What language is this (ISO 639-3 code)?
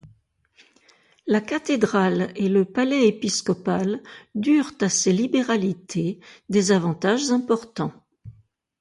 fra